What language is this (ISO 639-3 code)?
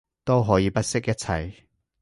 yue